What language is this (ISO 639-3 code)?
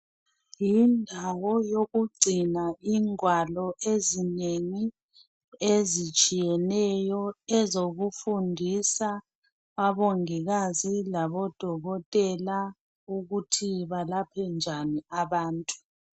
nde